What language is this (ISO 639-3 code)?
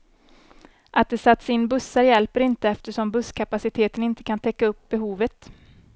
swe